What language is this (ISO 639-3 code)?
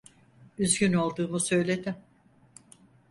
tur